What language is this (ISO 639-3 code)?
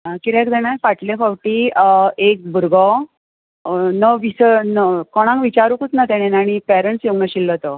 kok